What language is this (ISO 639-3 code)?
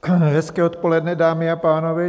ces